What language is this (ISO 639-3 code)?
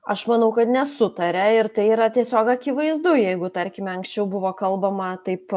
lit